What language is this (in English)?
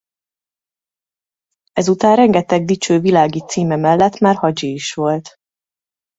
Hungarian